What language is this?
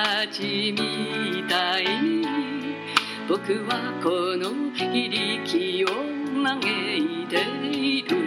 Chinese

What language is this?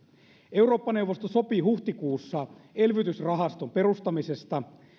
Finnish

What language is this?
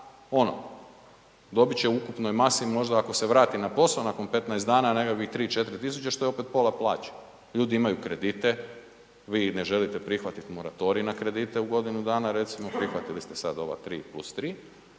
Croatian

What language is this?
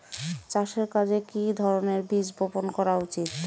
Bangla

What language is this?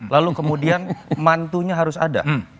Indonesian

